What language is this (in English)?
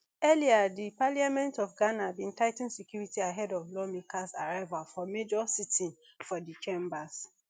Nigerian Pidgin